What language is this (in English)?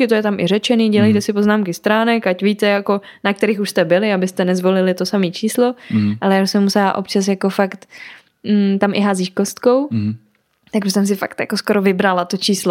Czech